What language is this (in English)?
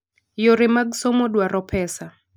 Luo (Kenya and Tanzania)